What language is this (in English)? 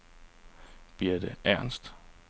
Danish